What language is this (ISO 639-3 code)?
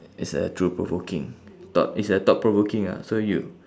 eng